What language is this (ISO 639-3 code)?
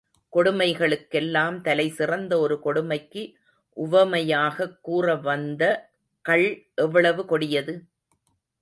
tam